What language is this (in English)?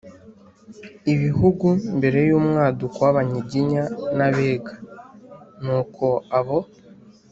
Kinyarwanda